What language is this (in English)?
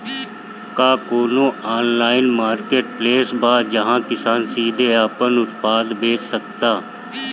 Bhojpuri